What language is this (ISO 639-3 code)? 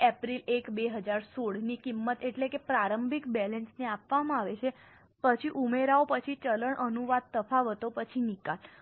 guj